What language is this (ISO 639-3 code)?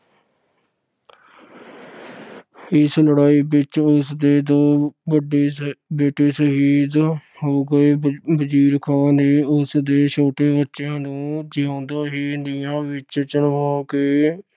pan